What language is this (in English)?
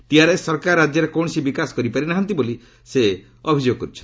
Odia